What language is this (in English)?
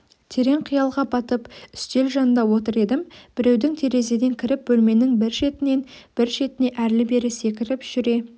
Kazakh